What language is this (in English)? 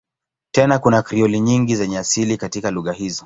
Swahili